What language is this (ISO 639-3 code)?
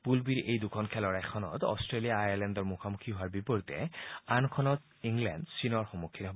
asm